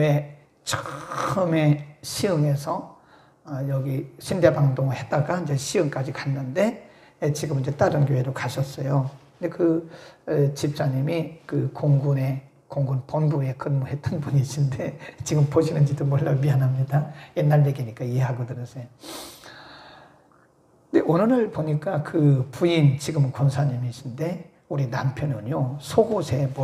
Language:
Korean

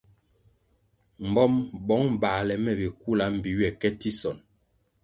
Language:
Kwasio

